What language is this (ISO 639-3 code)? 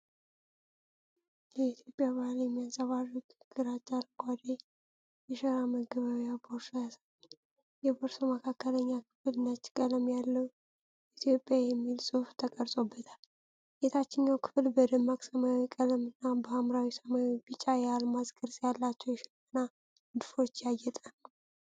amh